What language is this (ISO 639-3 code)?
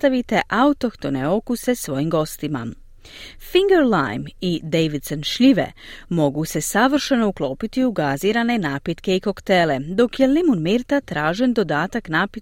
hrv